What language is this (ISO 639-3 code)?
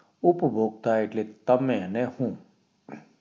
guj